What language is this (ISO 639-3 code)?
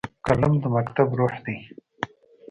pus